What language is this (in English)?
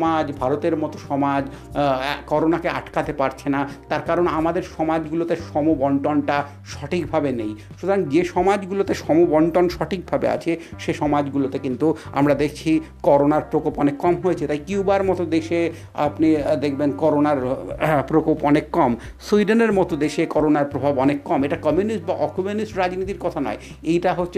Bangla